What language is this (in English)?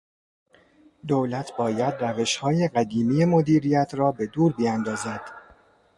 Persian